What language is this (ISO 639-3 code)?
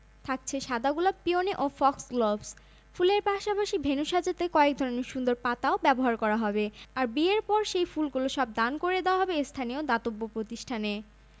ben